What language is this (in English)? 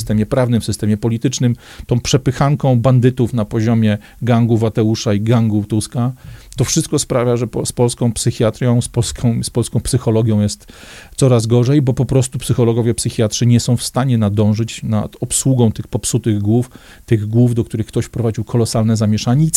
Polish